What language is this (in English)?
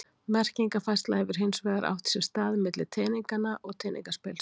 Icelandic